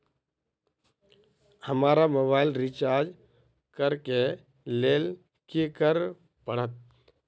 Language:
Maithili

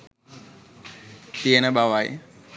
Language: Sinhala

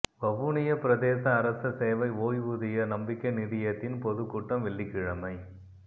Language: Tamil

